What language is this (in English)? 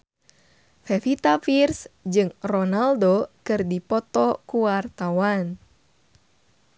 Sundanese